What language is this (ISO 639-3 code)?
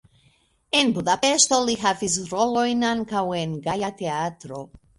epo